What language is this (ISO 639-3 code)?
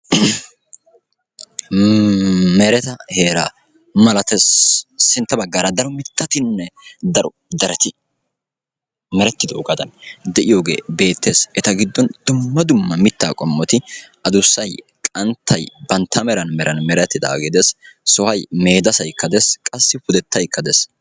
wal